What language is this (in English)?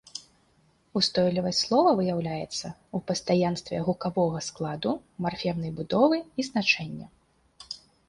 Belarusian